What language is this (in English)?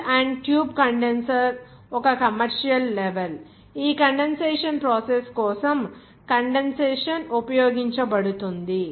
Telugu